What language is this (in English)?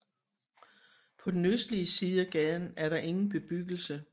Danish